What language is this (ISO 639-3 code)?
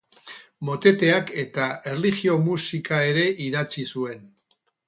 eus